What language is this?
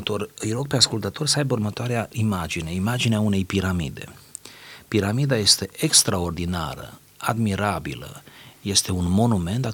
Romanian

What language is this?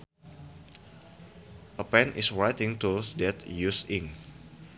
Sundanese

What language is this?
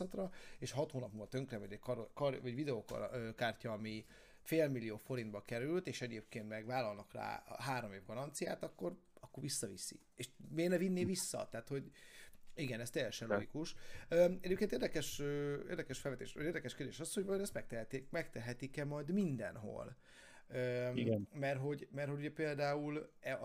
Hungarian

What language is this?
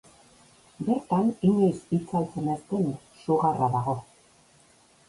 Basque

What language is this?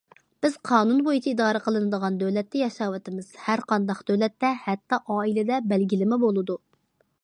Uyghur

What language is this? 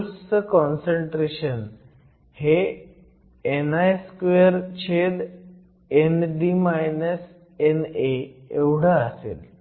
Marathi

